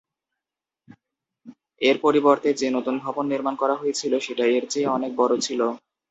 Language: Bangla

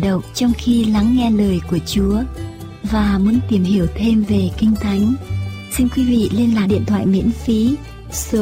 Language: Vietnamese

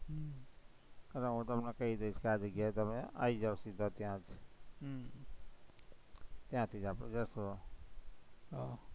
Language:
Gujarati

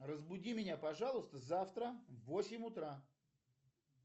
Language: Russian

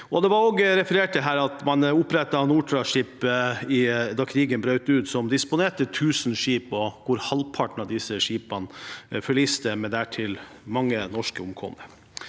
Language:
Norwegian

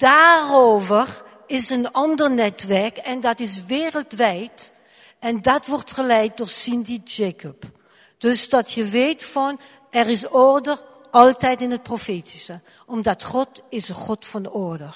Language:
Dutch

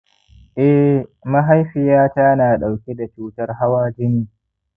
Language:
Hausa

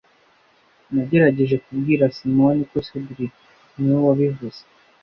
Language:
Kinyarwanda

